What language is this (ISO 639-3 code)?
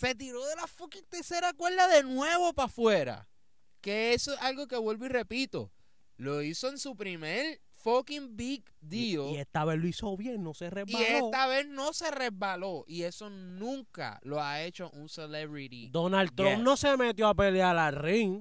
spa